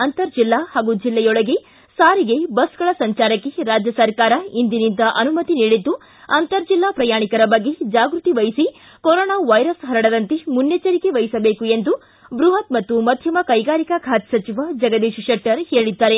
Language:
Kannada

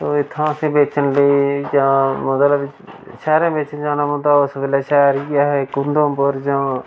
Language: Dogri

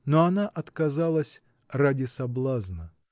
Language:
Russian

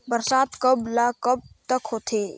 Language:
Chhattisgarhi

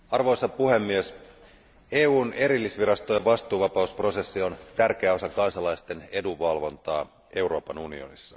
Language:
Finnish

